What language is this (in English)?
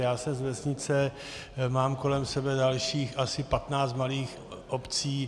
Czech